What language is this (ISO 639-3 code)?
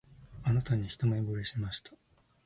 jpn